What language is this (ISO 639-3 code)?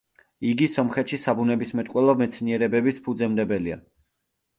kat